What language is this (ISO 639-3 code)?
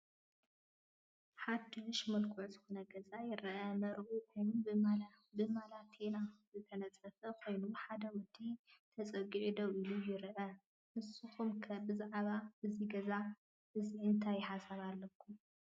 tir